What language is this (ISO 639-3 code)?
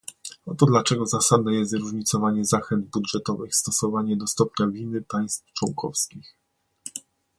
pol